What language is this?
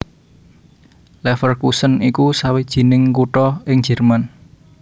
Javanese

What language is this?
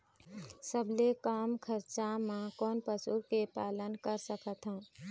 Chhattisgarhi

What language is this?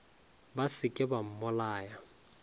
Northern Sotho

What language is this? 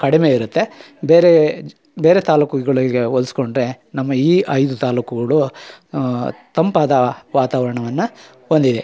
Kannada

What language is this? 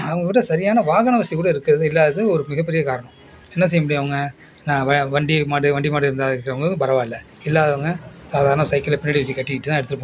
Tamil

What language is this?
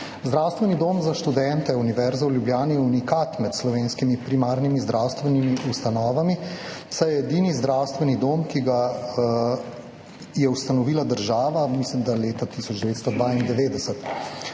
Slovenian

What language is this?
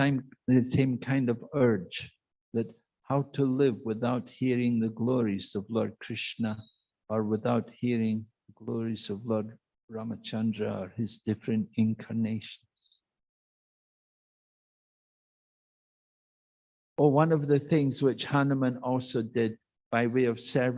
English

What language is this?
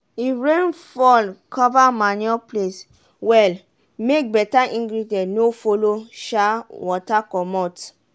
Nigerian Pidgin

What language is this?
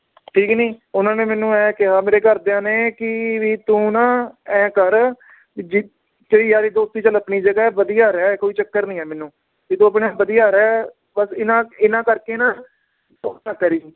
Punjabi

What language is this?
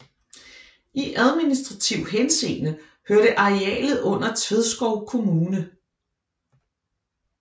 Danish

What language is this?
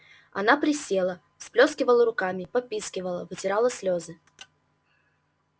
Russian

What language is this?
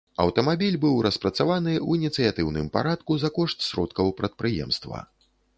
Belarusian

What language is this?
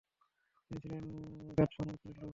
Bangla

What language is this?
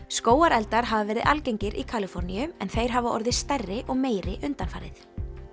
Icelandic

